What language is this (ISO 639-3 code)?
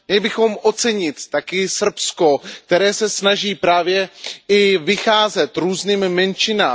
ces